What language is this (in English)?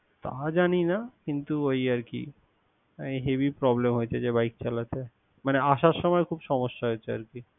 Bangla